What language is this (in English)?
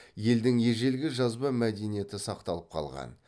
Kazakh